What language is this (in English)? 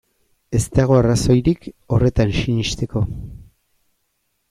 Basque